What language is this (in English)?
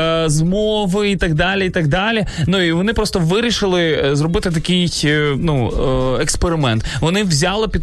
Ukrainian